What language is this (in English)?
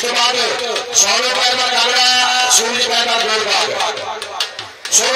Arabic